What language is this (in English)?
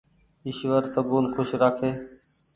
Goaria